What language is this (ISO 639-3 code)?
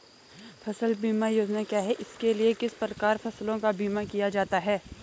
hin